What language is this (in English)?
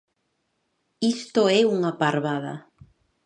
Galician